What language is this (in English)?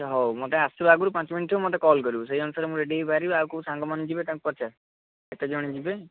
Odia